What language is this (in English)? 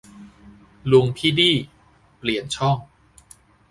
Thai